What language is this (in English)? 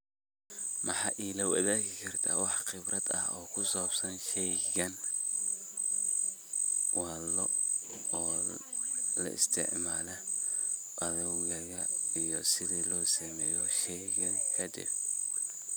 Somali